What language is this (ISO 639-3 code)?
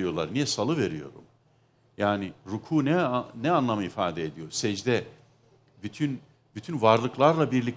tur